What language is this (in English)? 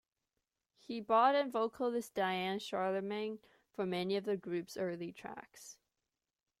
English